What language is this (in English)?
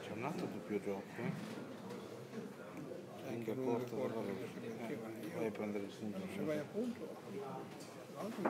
Italian